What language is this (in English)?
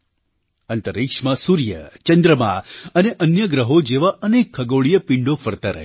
Gujarati